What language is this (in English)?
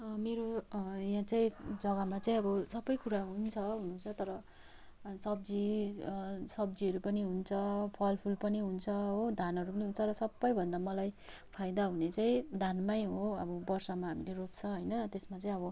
Nepali